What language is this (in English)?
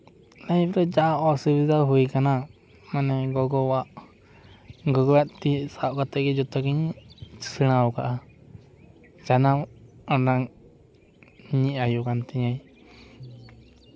Santali